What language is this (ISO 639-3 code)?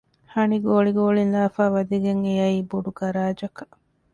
div